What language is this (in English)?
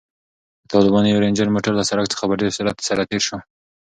Pashto